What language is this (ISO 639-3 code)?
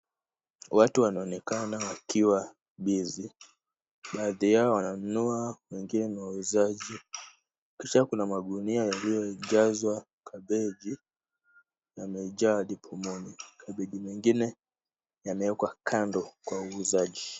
swa